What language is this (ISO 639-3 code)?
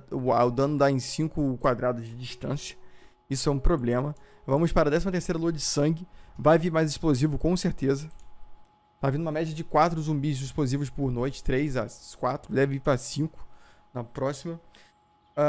por